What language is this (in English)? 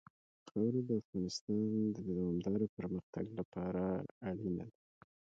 Pashto